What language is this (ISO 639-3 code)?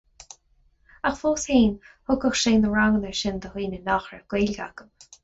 gle